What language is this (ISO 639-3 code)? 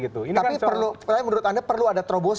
ind